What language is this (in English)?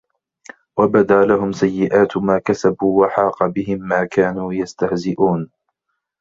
Arabic